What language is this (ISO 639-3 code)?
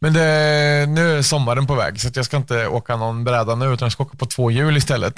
swe